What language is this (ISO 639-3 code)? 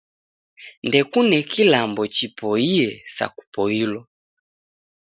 dav